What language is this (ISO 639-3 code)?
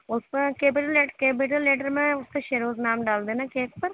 urd